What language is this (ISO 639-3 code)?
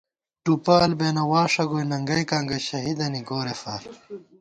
gwt